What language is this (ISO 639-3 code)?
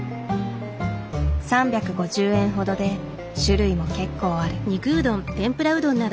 jpn